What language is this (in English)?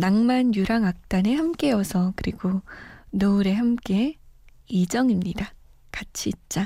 Korean